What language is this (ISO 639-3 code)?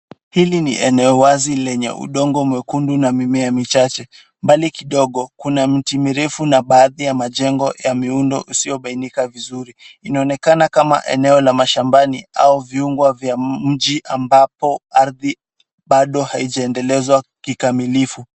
swa